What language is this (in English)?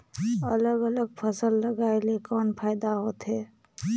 Chhattisgarhi